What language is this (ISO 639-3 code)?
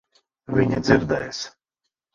lav